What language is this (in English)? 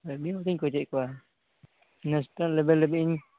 Santali